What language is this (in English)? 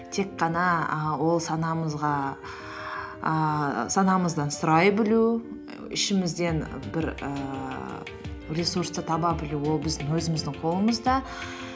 Kazakh